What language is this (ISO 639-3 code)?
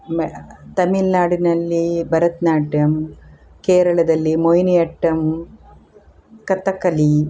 kan